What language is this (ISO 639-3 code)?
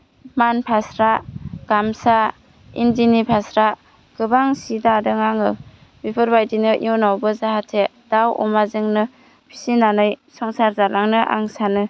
brx